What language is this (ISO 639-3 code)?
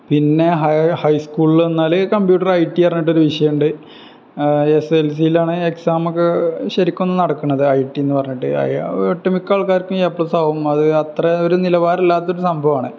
mal